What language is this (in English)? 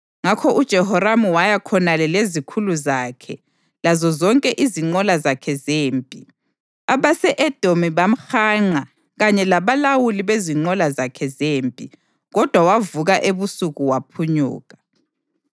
North Ndebele